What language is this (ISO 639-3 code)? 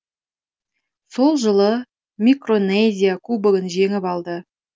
kaz